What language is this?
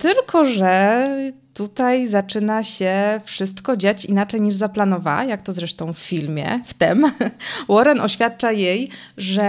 Polish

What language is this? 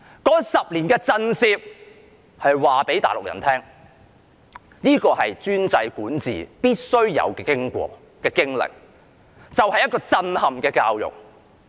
Cantonese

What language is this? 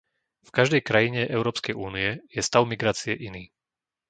Slovak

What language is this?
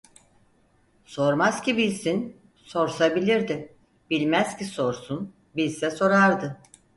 Turkish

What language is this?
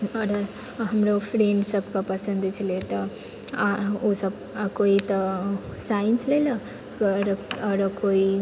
Maithili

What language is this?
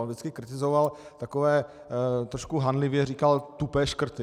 Czech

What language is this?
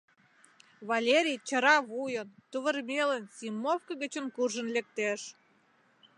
Mari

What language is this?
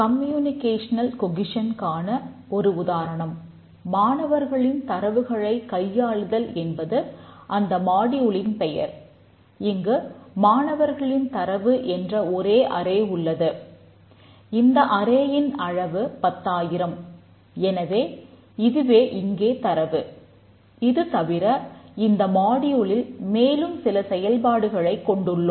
Tamil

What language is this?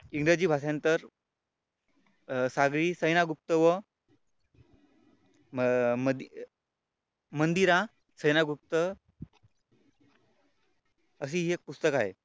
Marathi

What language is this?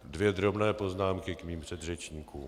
Czech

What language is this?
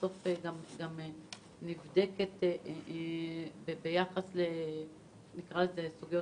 Hebrew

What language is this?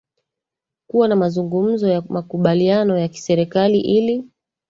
Swahili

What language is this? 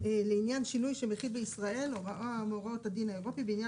Hebrew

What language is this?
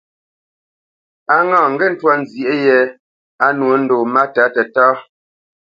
Bamenyam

